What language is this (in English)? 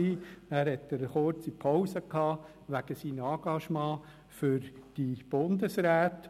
Swiss German